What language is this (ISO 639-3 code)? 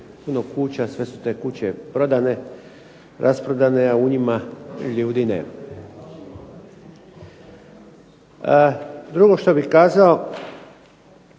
hrv